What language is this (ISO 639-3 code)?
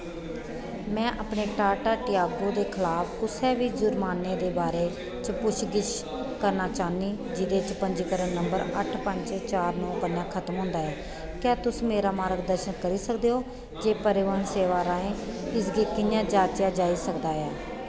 doi